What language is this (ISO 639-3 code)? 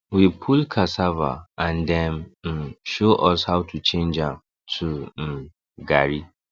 pcm